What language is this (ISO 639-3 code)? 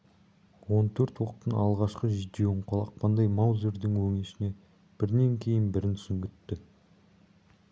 kaz